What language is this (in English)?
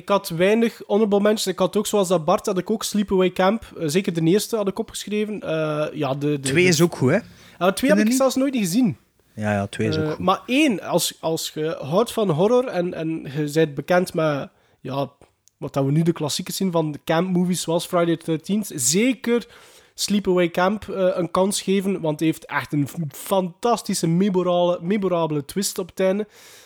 Dutch